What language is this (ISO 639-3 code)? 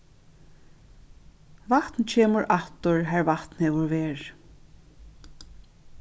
fao